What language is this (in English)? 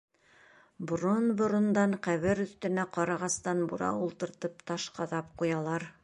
Bashkir